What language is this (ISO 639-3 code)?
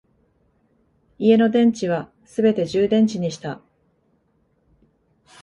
jpn